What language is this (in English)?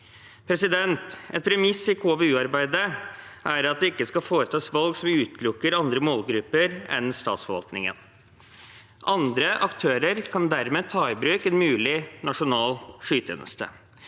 Norwegian